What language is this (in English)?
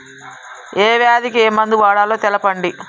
Telugu